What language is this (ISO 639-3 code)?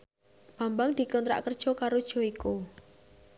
jav